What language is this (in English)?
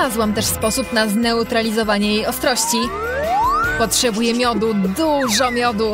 Polish